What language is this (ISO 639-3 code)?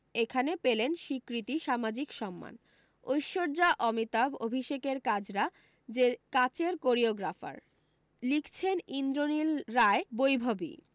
ben